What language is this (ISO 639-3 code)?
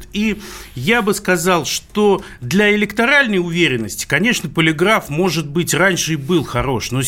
rus